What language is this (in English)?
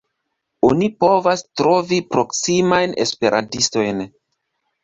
Esperanto